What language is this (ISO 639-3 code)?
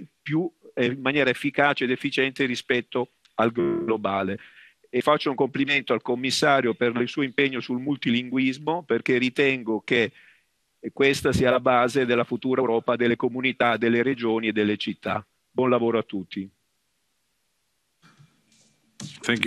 ita